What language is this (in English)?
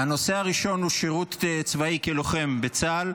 Hebrew